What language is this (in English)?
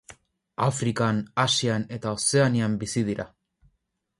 Basque